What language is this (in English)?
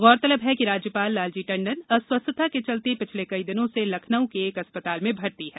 Hindi